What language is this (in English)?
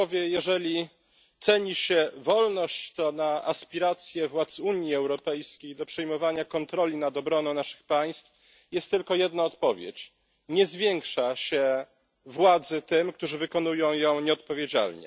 Polish